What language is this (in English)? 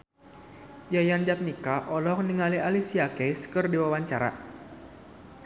Sundanese